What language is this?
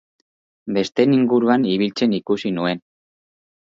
Basque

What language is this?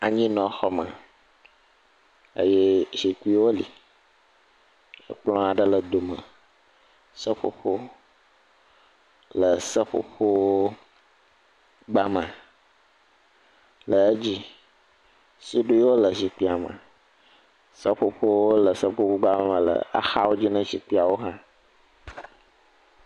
Ewe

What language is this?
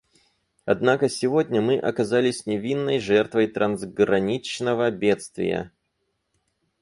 Russian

